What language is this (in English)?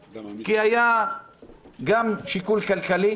Hebrew